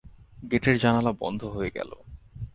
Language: Bangla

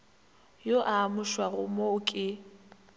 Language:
Northern Sotho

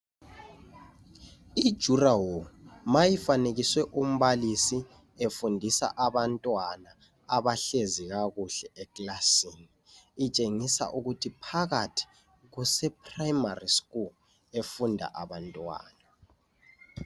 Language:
North Ndebele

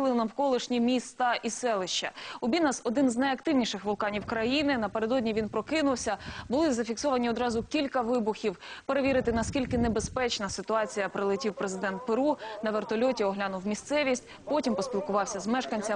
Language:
Ukrainian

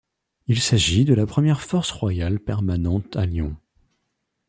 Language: French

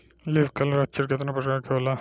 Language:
Bhojpuri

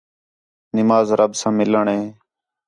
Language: Khetrani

